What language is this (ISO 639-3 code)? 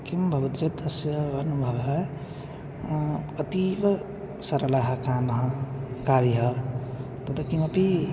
san